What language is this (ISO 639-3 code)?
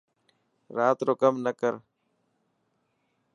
mki